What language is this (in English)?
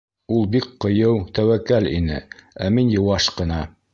Bashkir